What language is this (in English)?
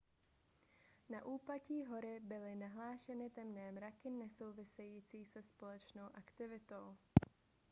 Czech